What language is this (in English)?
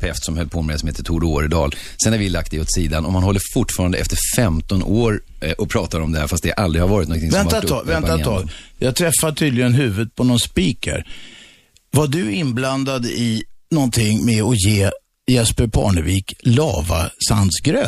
Swedish